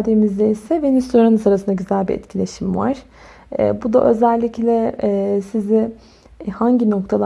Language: Turkish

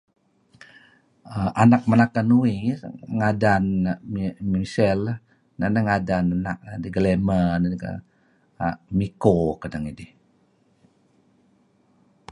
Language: Kelabit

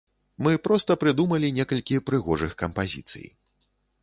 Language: Belarusian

